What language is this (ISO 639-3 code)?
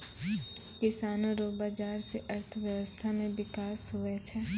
mai